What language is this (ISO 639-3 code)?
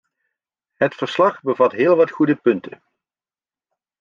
nld